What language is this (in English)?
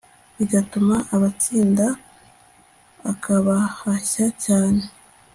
Kinyarwanda